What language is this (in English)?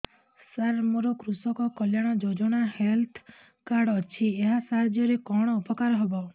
Odia